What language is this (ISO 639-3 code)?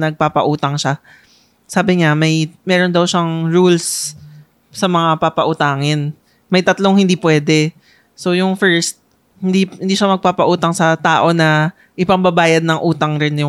fil